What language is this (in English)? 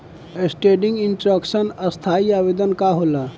Bhojpuri